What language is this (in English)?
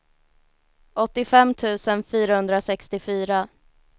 Swedish